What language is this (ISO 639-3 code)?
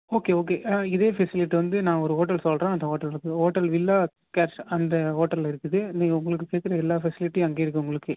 tam